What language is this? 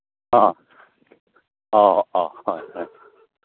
Manipuri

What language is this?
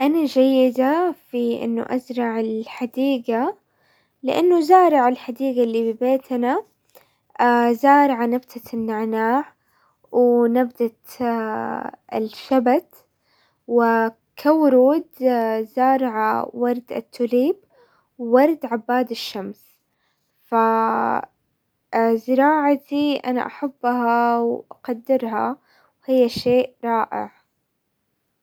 Hijazi Arabic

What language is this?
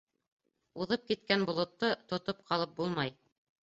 Bashkir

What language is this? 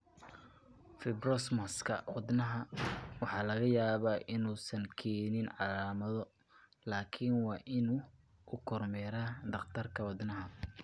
Somali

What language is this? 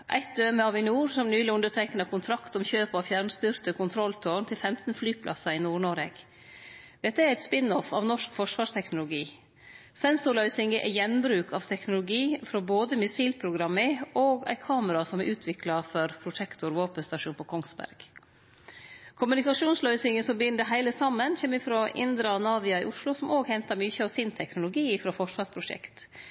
Norwegian Nynorsk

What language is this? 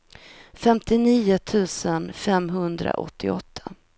Swedish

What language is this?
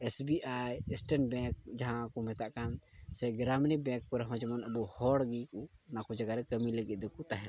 Santali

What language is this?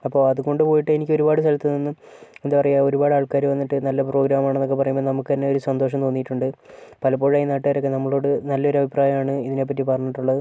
Malayalam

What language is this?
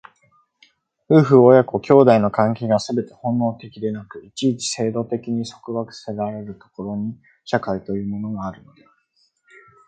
Japanese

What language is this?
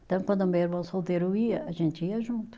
Portuguese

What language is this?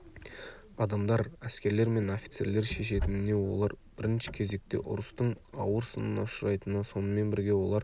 Kazakh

